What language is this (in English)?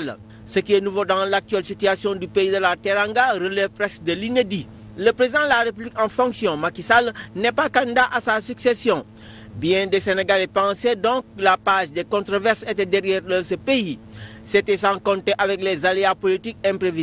French